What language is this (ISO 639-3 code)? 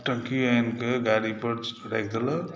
mai